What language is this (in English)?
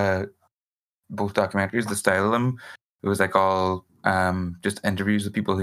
English